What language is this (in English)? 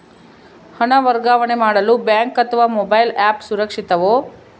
Kannada